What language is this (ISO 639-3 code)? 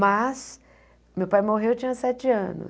por